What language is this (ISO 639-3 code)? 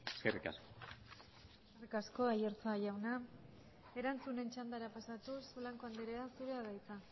eus